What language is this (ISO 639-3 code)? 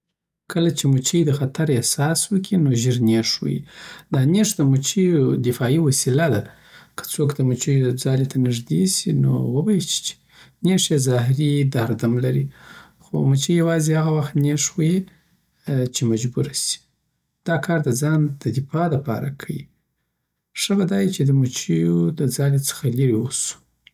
pbt